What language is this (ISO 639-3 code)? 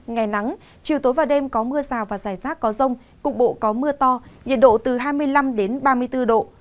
vie